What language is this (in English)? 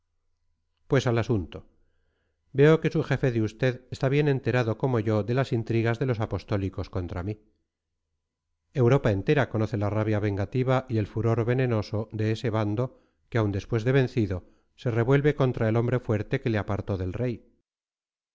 Spanish